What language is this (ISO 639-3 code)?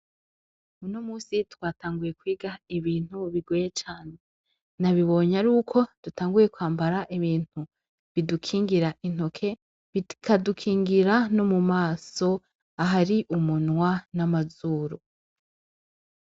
run